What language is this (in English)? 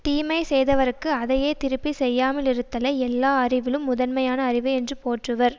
Tamil